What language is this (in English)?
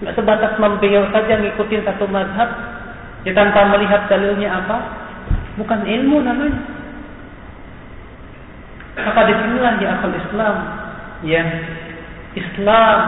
Malay